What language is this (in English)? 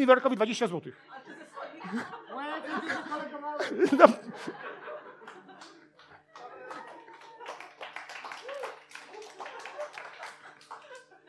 Polish